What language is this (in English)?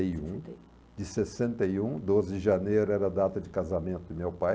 Portuguese